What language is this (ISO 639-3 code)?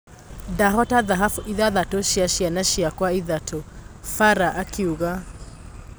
kik